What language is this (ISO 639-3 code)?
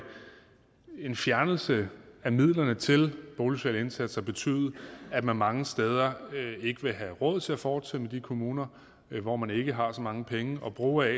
dan